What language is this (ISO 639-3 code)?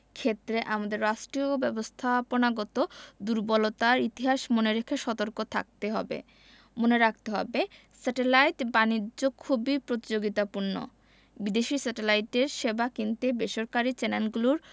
ben